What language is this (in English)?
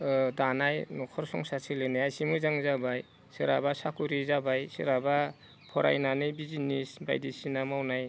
Bodo